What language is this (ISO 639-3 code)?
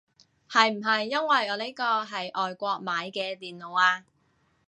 yue